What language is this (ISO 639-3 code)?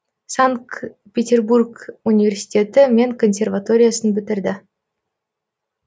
kaz